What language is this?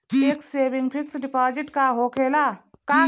Bhojpuri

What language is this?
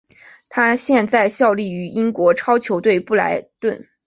Chinese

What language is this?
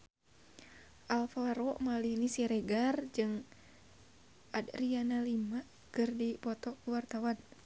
Sundanese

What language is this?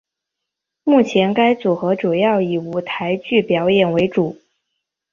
Chinese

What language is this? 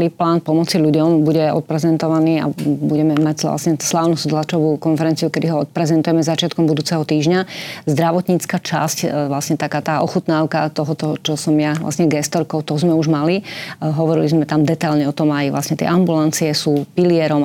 Slovak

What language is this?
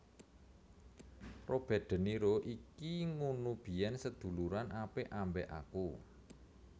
Javanese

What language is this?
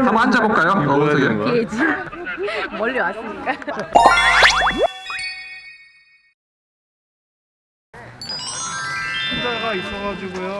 Korean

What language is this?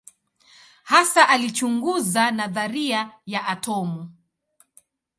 Swahili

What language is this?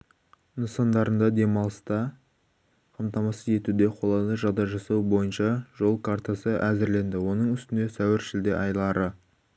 Kazakh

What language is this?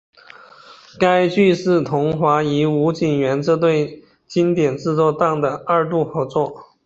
Chinese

